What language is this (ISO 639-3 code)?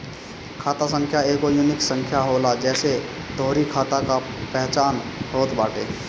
bho